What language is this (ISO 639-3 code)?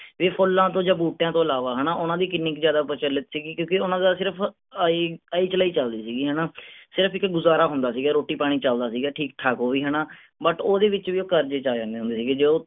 pan